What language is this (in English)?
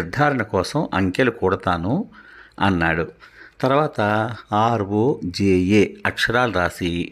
Romanian